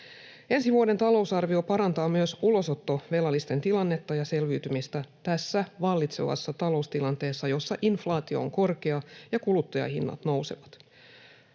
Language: Finnish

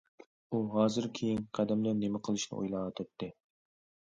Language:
Uyghur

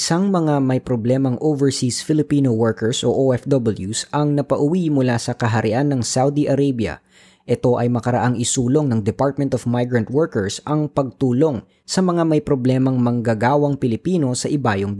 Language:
Filipino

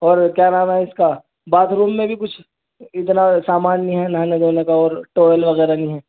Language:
Urdu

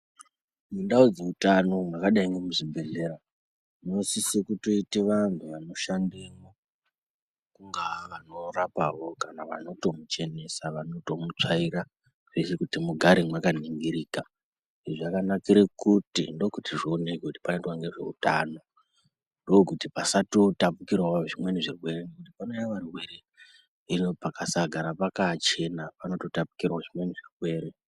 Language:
Ndau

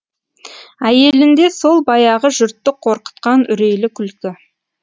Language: Kazakh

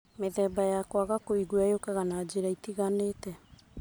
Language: Kikuyu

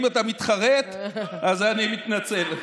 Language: Hebrew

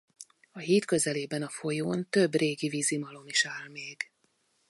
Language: Hungarian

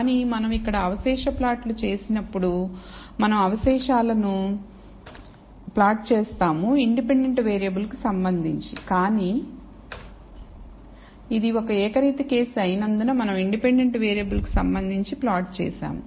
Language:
Telugu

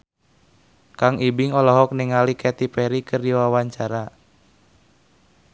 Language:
Sundanese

